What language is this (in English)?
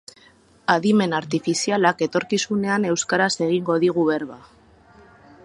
Basque